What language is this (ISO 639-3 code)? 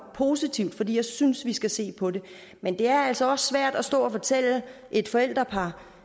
dan